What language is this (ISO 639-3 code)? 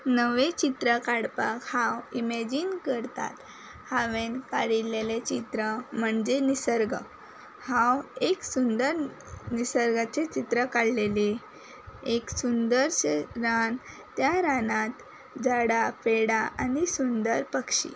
kok